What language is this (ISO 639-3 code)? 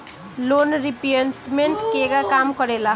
bho